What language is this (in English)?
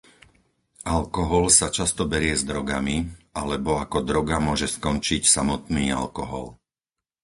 Slovak